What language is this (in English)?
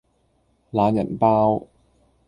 Cantonese